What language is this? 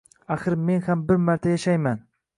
Uzbek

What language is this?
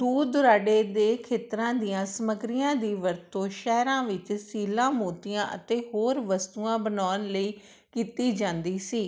Punjabi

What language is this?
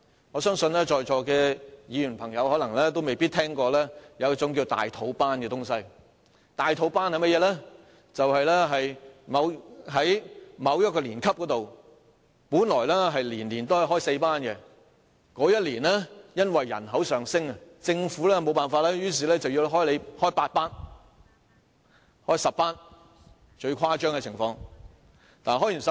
Cantonese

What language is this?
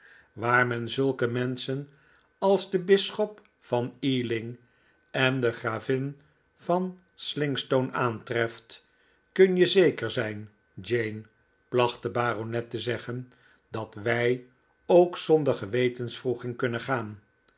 Dutch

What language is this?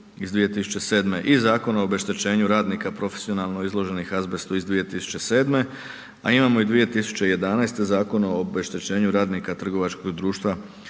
Croatian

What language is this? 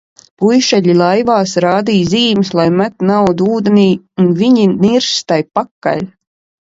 Latvian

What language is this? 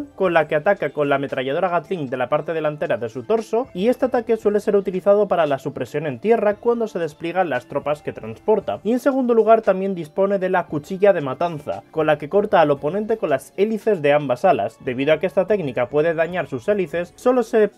Spanish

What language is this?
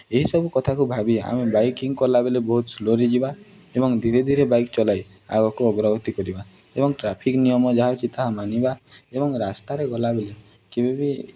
Odia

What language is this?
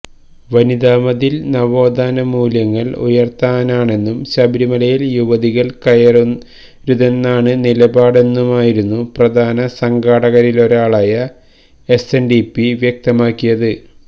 Malayalam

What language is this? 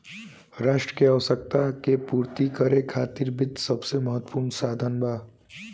Bhojpuri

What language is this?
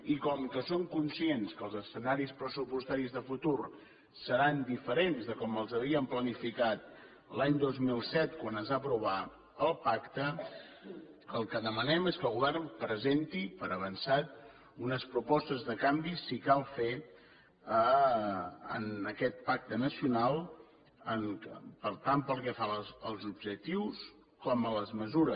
Catalan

